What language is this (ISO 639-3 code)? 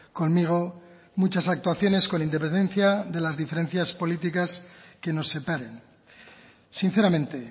spa